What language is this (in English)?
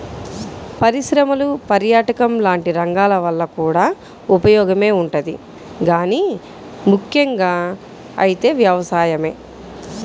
Telugu